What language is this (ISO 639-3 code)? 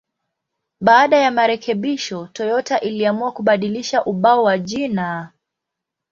swa